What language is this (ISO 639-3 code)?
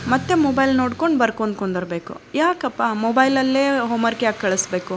kan